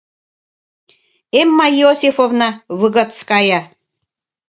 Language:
Mari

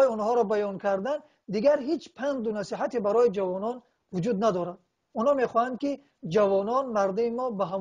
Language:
Persian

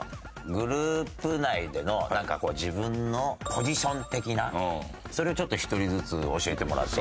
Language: Japanese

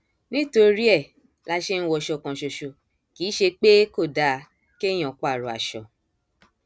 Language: Yoruba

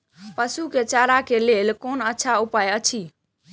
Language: Maithili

